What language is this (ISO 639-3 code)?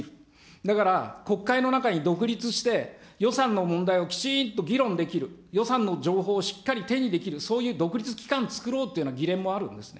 jpn